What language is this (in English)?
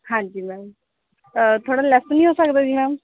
Punjabi